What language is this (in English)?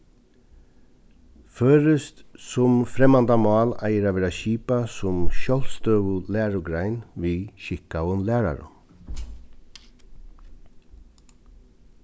Faroese